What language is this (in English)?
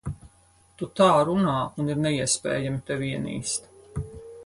Latvian